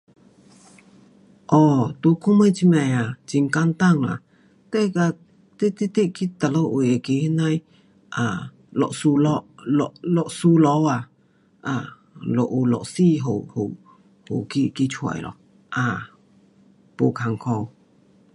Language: Pu-Xian Chinese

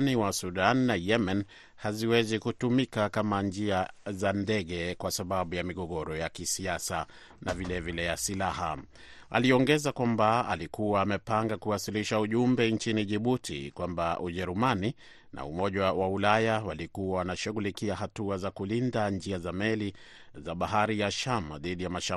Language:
Swahili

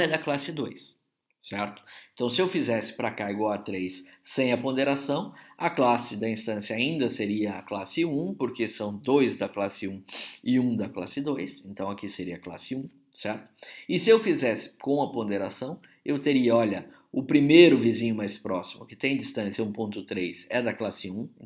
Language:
Portuguese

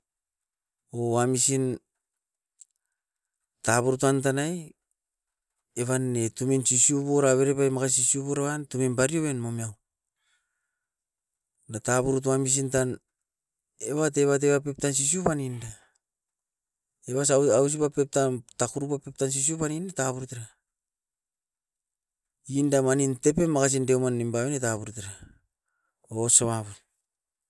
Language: Askopan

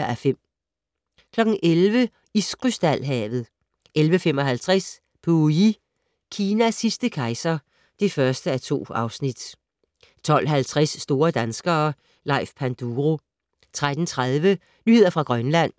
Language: Danish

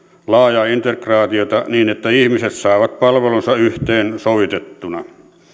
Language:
Finnish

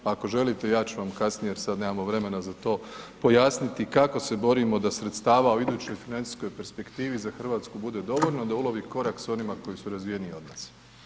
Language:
Croatian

